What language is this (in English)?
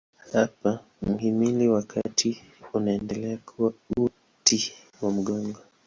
Swahili